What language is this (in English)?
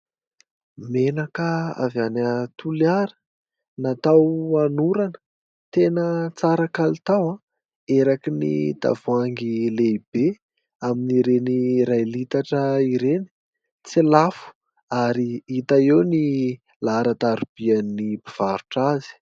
Malagasy